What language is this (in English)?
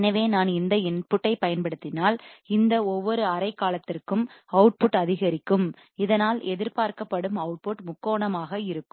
Tamil